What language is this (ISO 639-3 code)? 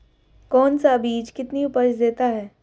hin